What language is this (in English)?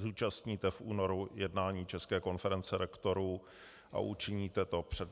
Czech